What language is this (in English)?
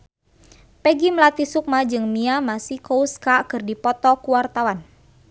Sundanese